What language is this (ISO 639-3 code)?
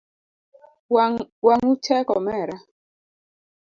luo